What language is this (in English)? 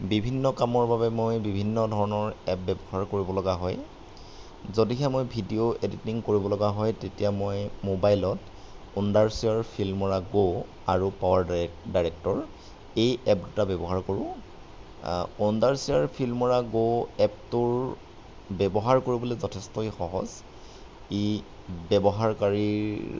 Assamese